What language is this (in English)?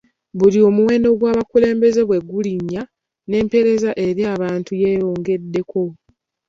Ganda